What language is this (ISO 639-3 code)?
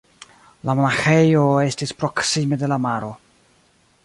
epo